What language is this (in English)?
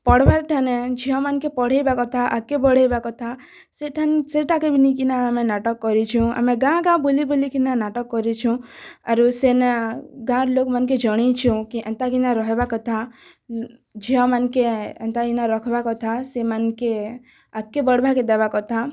Odia